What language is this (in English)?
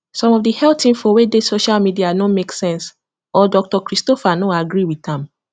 Nigerian Pidgin